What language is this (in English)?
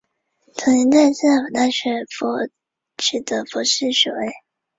Chinese